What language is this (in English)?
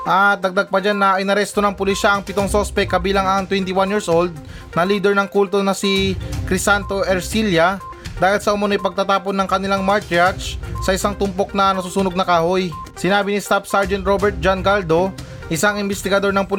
Filipino